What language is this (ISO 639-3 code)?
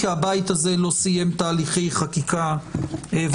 heb